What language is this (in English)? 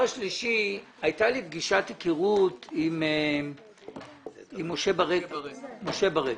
Hebrew